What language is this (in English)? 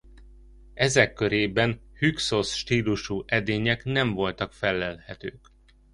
Hungarian